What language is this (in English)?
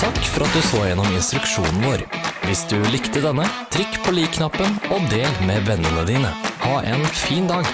Dutch